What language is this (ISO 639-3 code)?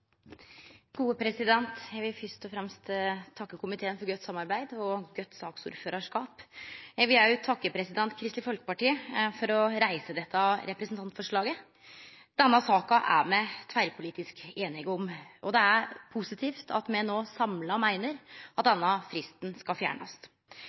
nno